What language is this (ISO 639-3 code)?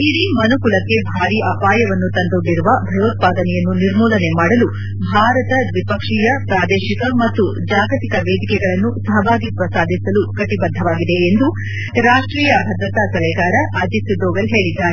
kan